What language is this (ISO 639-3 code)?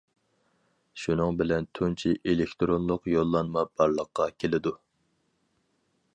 uig